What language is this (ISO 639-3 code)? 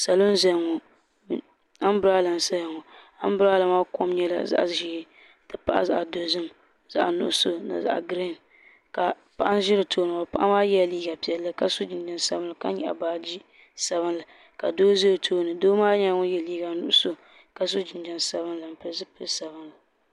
dag